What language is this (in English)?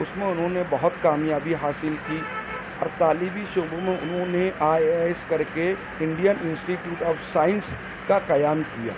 Urdu